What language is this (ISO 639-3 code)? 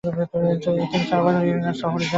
ben